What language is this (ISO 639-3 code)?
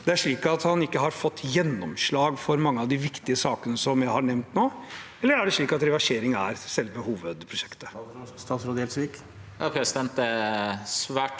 nor